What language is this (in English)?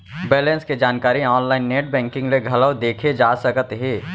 Chhattisgarhi